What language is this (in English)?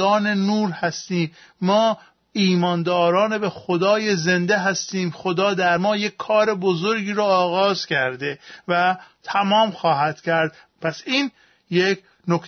Persian